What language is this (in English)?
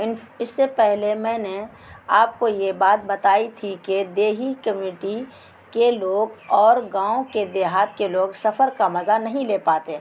Urdu